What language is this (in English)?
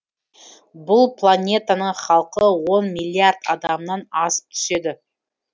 Kazakh